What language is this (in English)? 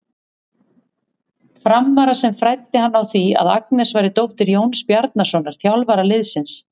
Icelandic